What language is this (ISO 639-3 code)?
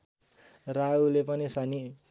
nep